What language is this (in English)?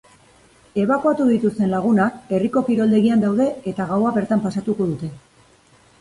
Basque